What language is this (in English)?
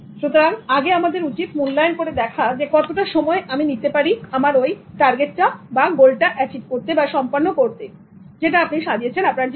Bangla